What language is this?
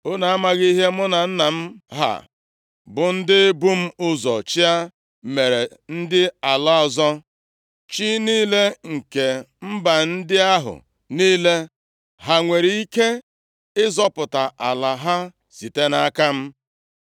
Igbo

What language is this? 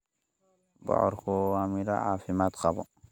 Somali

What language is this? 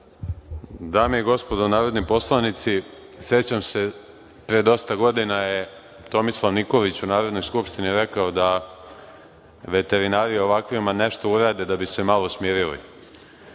Serbian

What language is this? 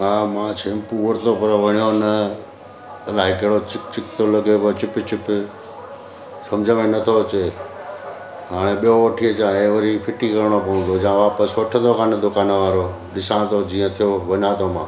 Sindhi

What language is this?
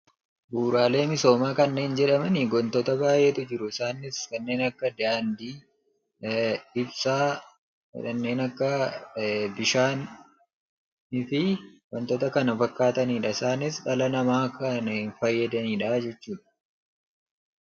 Oromo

